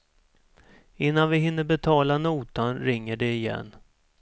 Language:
Swedish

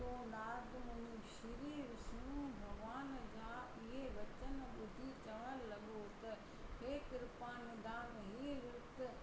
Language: Sindhi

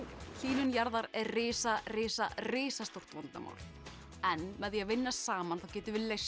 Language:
Icelandic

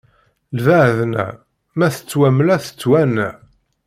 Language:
Kabyle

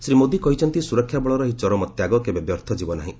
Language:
Odia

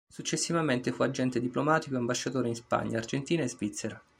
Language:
Italian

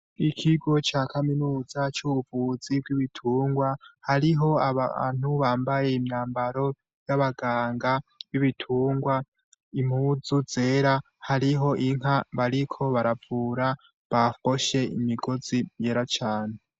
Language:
Rundi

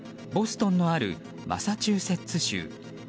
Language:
Japanese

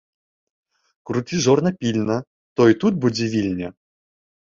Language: Belarusian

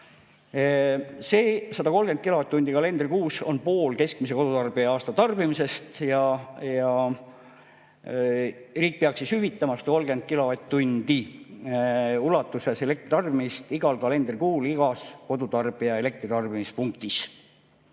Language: Estonian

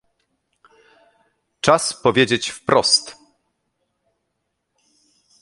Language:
Polish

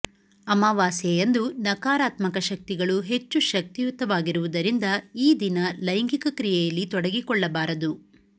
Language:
Kannada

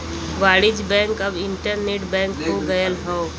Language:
Bhojpuri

